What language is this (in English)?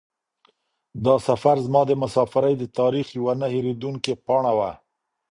Pashto